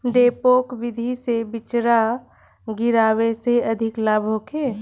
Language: Bhojpuri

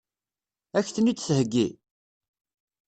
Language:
Kabyle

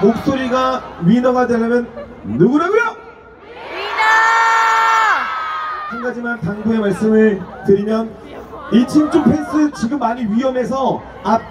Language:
Korean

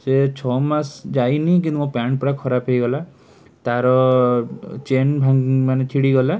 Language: Odia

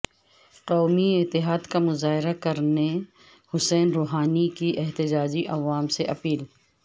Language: Urdu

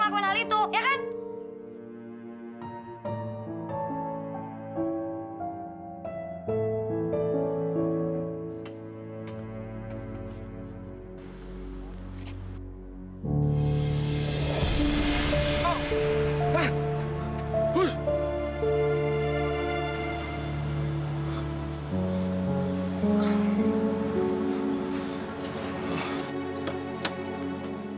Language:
Indonesian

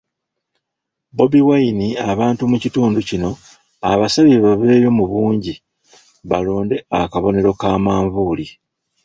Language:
Ganda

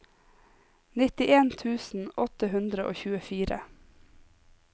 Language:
Norwegian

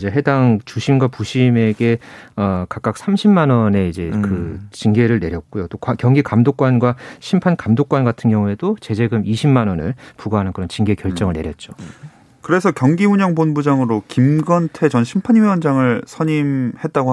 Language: Korean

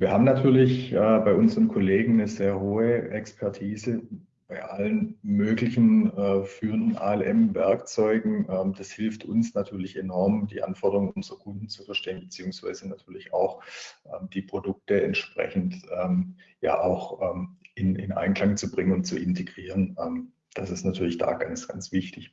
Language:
German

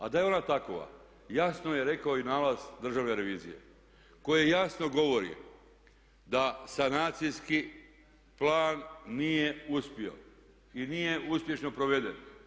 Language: Croatian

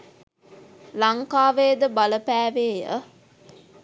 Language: Sinhala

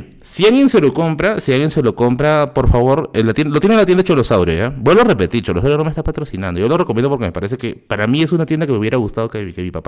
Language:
Spanish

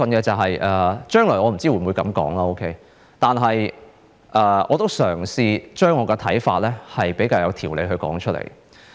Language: Cantonese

